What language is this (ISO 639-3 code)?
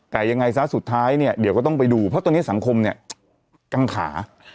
tha